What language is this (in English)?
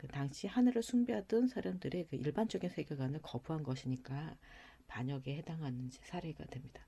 Korean